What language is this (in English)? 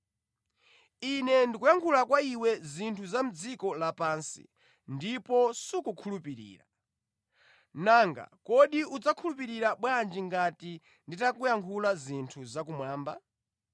Nyanja